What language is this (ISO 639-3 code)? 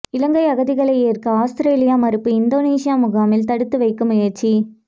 tam